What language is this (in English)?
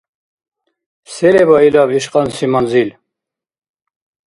Dargwa